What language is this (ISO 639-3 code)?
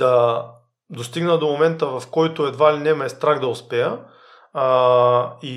bul